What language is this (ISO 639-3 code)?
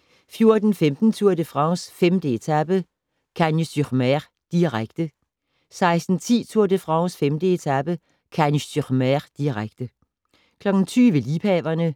dan